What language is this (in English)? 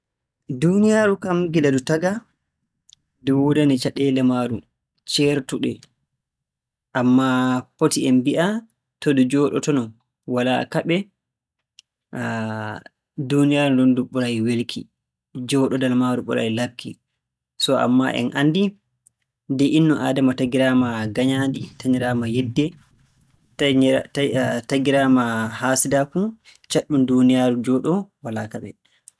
Borgu Fulfulde